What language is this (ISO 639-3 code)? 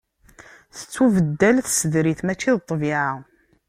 kab